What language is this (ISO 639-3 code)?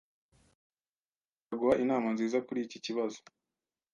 kin